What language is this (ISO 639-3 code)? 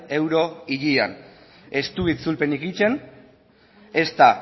eus